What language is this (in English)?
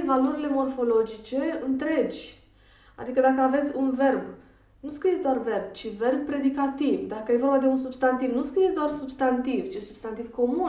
Romanian